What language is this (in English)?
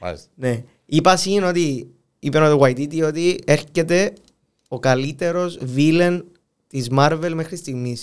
Greek